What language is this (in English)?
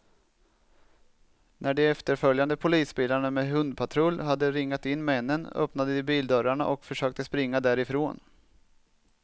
Swedish